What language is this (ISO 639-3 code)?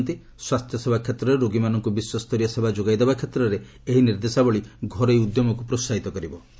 ori